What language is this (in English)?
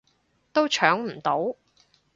Cantonese